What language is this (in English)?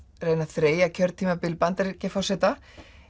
Icelandic